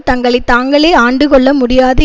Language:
Tamil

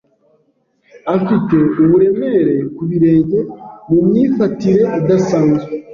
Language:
Kinyarwanda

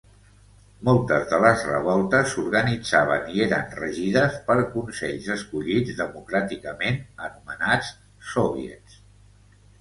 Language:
Catalan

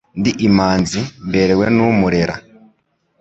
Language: Kinyarwanda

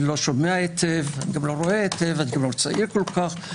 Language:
Hebrew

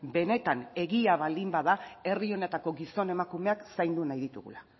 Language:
Basque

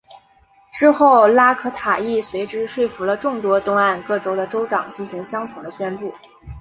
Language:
Chinese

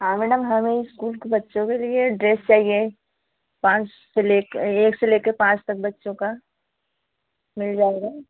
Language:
Hindi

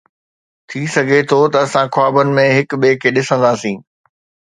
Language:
Sindhi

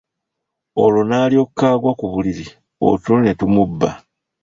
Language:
Ganda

